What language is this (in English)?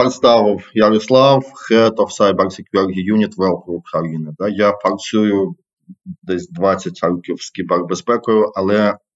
Ukrainian